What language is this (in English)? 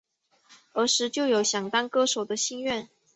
Chinese